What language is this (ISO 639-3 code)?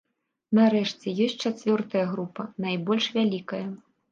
bel